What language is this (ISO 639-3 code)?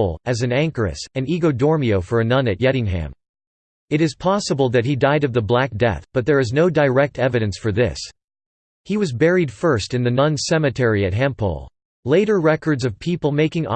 eng